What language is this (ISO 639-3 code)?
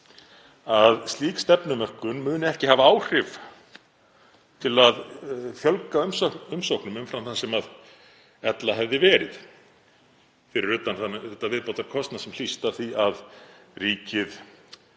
isl